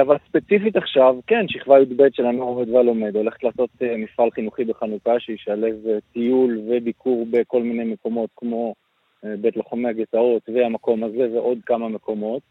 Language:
Hebrew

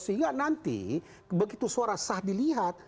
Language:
Indonesian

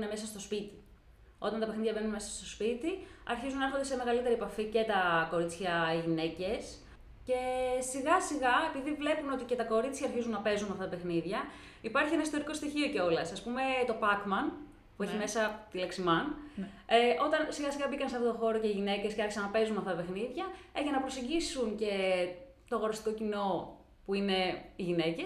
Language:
Greek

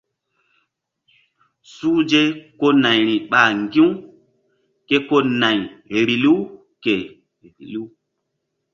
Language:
Mbum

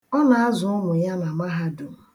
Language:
Igbo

